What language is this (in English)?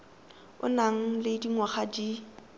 Tswana